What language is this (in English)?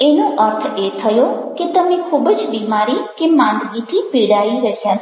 Gujarati